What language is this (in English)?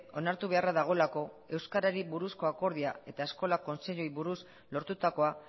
Basque